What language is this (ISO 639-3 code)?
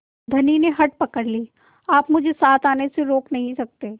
hin